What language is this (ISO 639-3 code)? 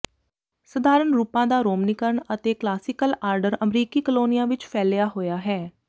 pan